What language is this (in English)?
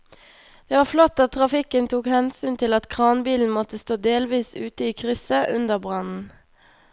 Norwegian